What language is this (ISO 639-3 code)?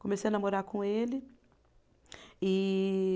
por